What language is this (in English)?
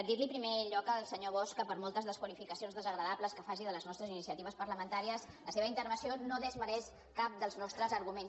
Catalan